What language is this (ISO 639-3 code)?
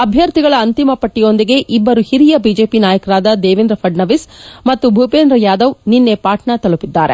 kan